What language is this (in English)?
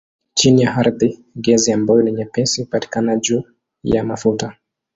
Swahili